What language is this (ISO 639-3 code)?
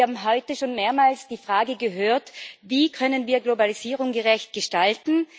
deu